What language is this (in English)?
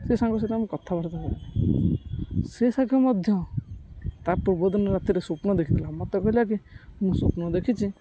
Odia